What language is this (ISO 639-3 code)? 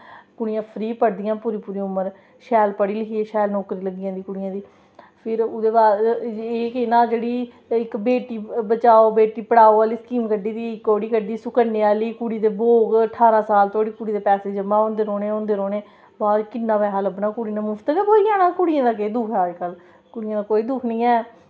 doi